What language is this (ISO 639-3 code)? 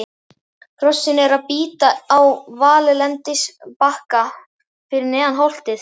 isl